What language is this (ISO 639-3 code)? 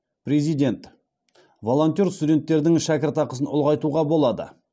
kaz